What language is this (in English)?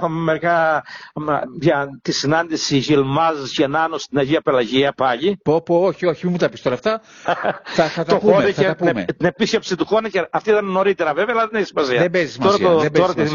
Greek